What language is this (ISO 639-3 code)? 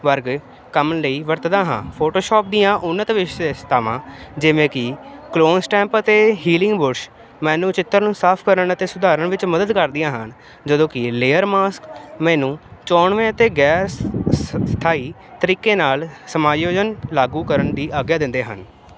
pan